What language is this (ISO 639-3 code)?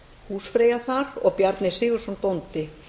isl